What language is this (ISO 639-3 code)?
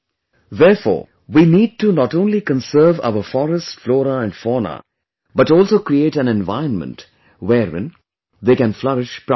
eng